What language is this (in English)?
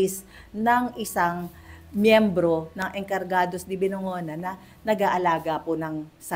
Filipino